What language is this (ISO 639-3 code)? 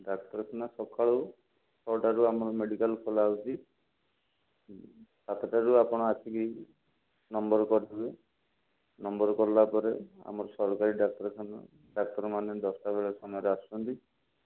ori